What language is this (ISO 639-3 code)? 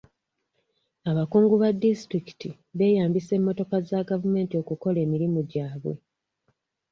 lug